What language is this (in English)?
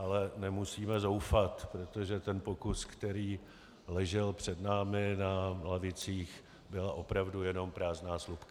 Czech